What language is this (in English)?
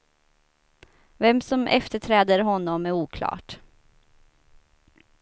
Swedish